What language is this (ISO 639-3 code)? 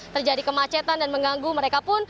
ind